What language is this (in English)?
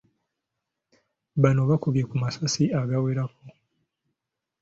Ganda